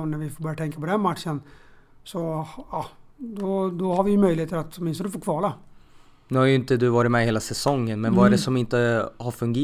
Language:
Swedish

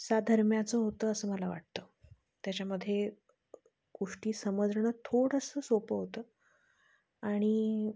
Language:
Marathi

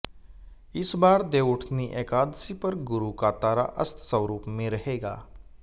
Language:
Hindi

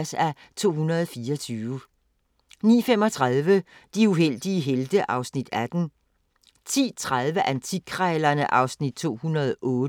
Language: Danish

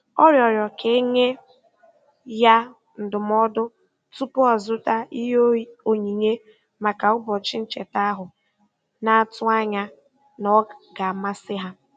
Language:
Igbo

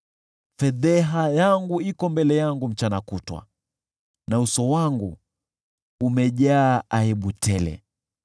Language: Swahili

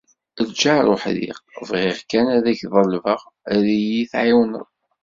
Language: Kabyle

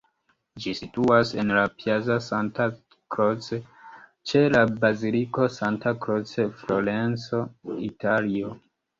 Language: Esperanto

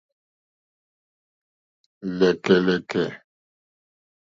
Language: Mokpwe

